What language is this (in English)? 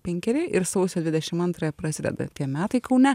Lithuanian